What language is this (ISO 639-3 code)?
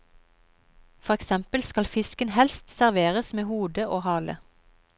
nor